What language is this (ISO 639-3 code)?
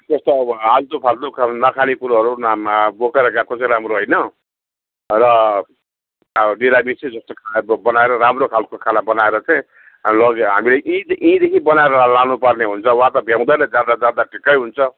nep